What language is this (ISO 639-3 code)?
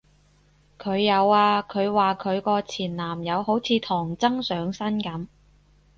yue